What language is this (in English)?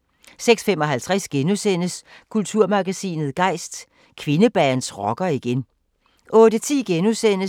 Danish